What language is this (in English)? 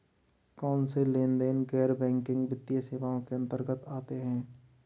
Hindi